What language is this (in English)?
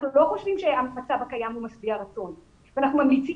Hebrew